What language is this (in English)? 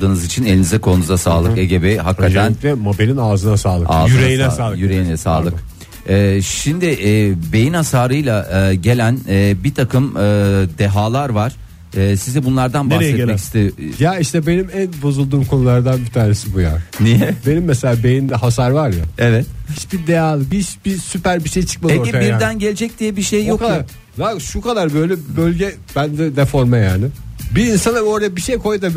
Turkish